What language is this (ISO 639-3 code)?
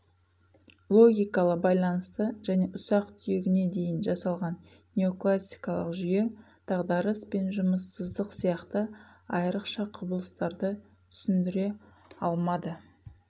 kaz